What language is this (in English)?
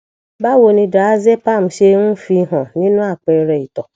Yoruba